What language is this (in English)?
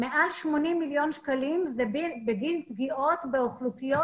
Hebrew